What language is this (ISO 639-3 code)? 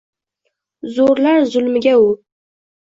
uzb